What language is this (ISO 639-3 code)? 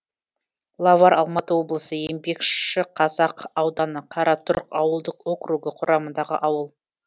kaz